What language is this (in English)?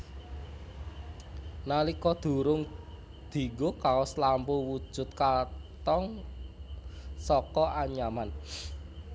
Javanese